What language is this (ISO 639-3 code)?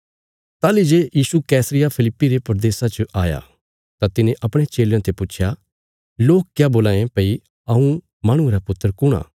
kfs